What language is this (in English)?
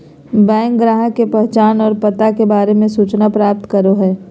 Magahi